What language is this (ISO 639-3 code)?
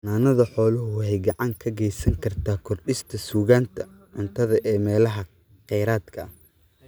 som